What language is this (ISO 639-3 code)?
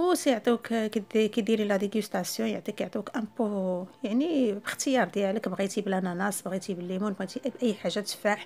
ara